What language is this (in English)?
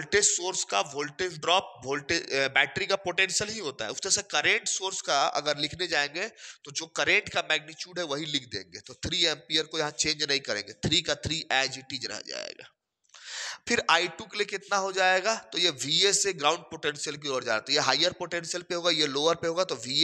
Hindi